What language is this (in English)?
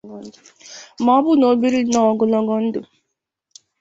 Igbo